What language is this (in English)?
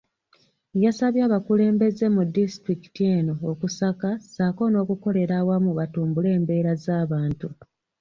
Ganda